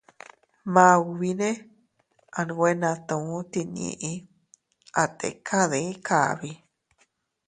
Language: Teutila Cuicatec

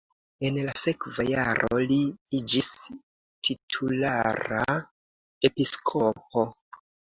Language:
Esperanto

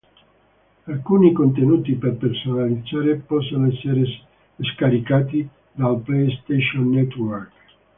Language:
Italian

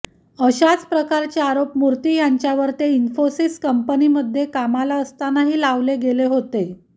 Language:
Marathi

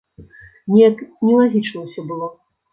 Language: Belarusian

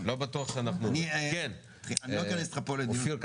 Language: Hebrew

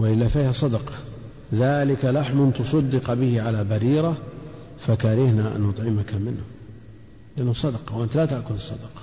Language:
Arabic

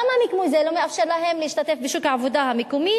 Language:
Hebrew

